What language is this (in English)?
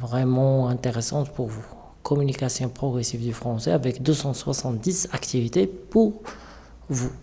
French